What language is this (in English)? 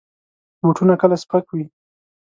Pashto